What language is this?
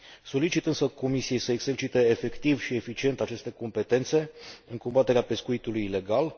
Romanian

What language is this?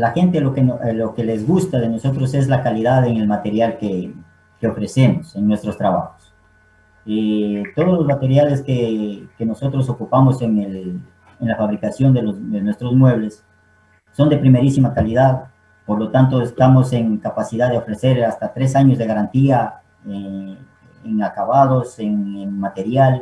Spanish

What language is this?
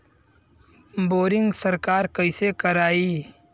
Bhojpuri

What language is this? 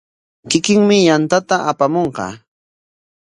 Corongo Ancash Quechua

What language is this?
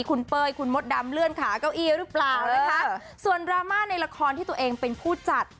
Thai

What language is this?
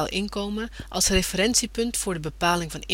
Dutch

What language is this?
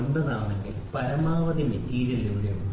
Malayalam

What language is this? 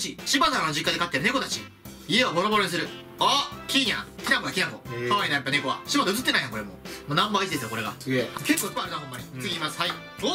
Japanese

